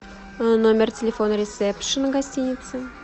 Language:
Russian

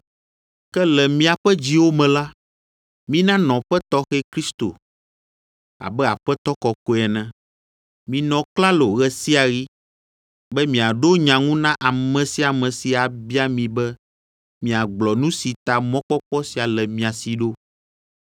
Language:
Ewe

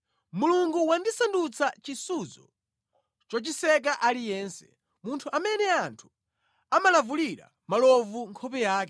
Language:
Nyanja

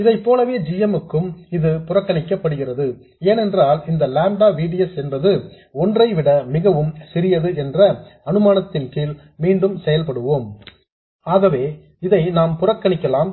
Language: Tamil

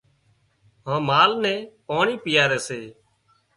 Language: Wadiyara Koli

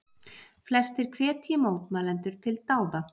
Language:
Icelandic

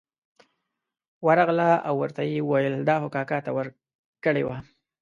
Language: Pashto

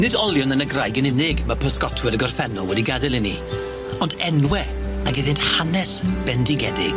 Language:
Welsh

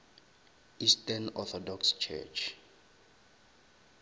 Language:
Northern Sotho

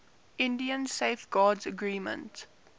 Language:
English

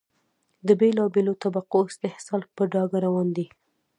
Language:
Pashto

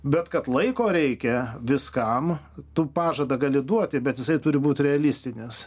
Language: Lithuanian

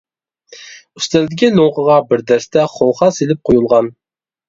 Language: Uyghur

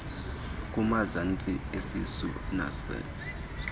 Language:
Xhosa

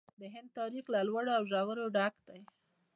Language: Pashto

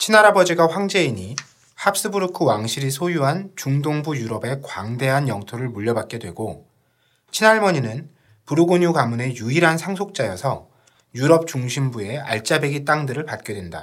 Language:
Korean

